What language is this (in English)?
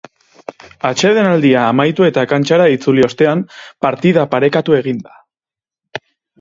Basque